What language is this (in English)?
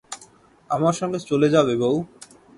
Bangla